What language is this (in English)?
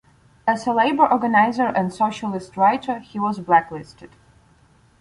English